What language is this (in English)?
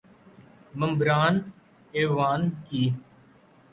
Urdu